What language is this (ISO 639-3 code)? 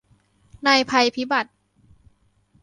tha